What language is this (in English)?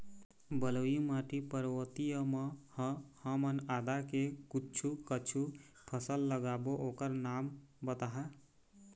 Chhattisgarhi